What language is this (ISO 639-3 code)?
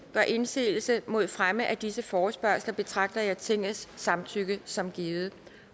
dan